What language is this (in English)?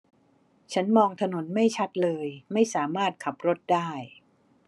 Thai